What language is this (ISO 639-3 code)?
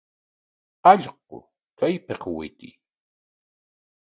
qwa